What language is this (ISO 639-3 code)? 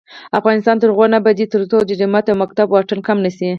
pus